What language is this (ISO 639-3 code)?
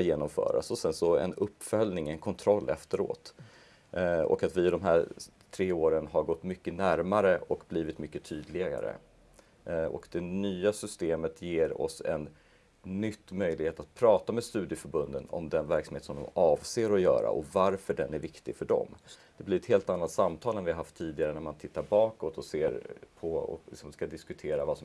swe